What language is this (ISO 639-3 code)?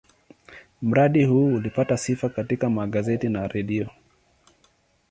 swa